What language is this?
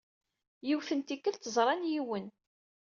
Kabyle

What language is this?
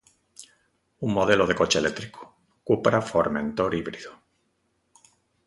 Galician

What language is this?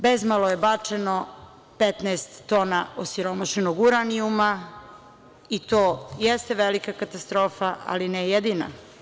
Serbian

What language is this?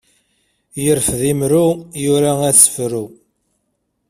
Kabyle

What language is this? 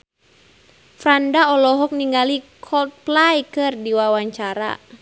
Sundanese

